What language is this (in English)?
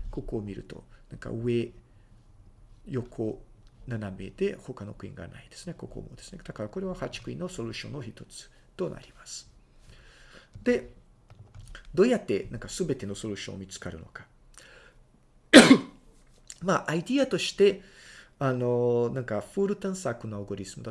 Japanese